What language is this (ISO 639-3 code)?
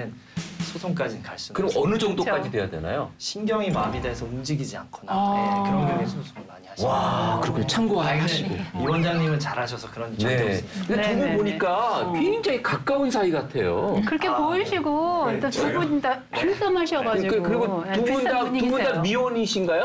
kor